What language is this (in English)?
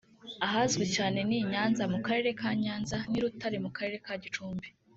Kinyarwanda